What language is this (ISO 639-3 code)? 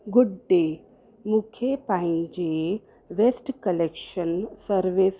snd